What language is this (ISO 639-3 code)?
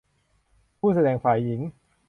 tha